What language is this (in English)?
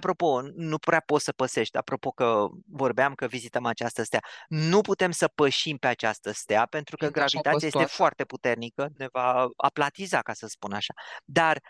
Romanian